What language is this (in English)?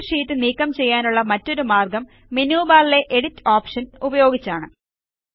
Malayalam